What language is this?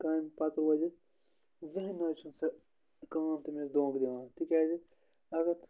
Kashmiri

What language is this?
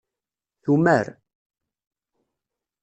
Kabyle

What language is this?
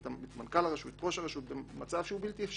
Hebrew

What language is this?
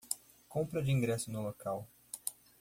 Portuguese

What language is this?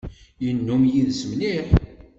Kabyle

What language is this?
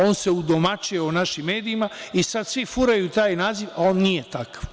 Serbian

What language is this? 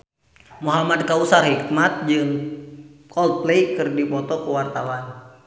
Sundanese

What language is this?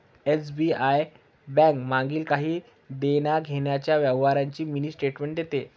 Marathi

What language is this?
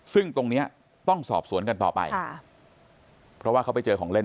Thai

